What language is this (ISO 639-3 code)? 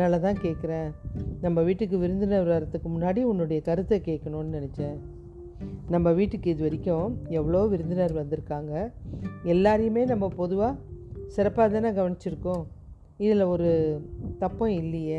tam